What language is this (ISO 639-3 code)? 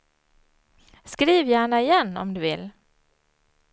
swe